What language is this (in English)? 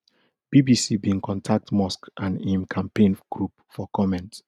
Nigerian Pidgin